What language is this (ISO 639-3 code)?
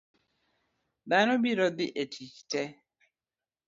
luo